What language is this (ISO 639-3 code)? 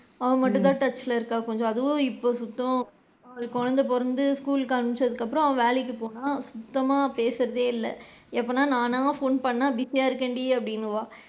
tam